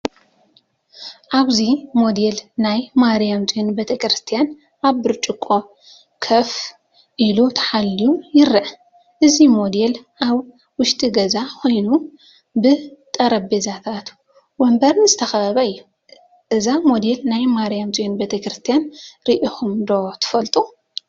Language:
Tigrinya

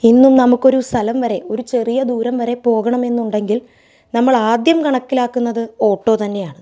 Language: Malayalam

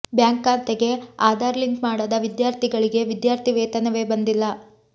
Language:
Kannada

